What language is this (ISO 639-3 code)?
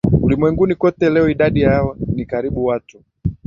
swa